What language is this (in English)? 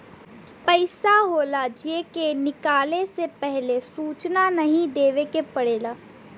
Bhojpuri